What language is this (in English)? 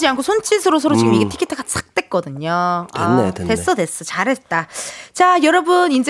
Korean